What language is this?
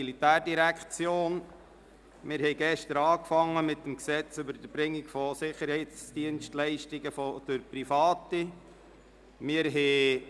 Swiss German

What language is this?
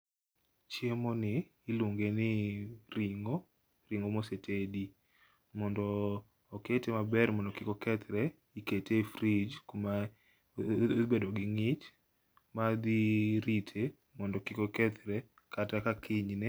Luo (Kenya and Tanzania)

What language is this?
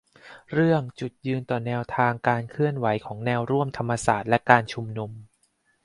Thai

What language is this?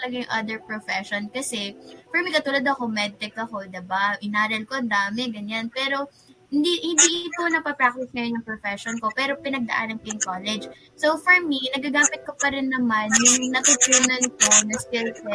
Filipino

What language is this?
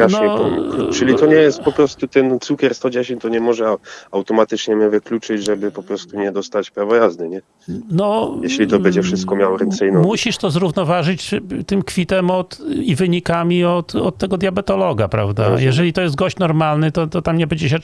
Polish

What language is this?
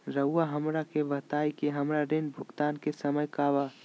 Magahi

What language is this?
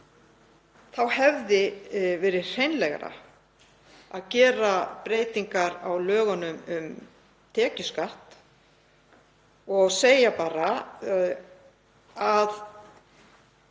Icelandic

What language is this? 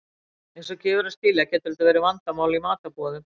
Icelandic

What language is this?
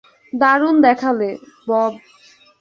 Bangla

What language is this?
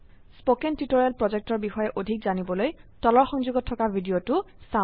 Assamese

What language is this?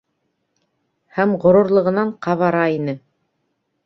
Bashkir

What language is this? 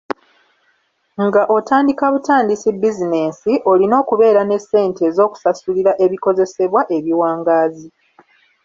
Ganda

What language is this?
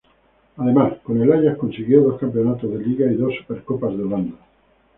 Spanish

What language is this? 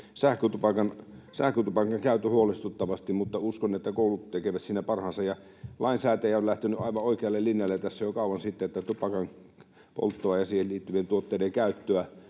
Finnish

